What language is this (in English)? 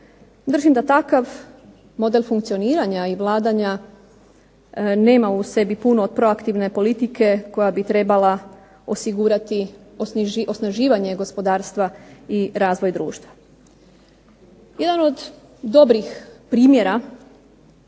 Croatian